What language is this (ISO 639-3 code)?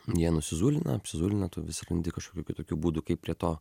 lit